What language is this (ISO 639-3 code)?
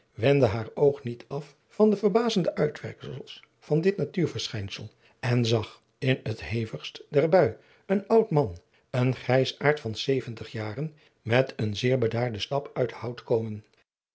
nld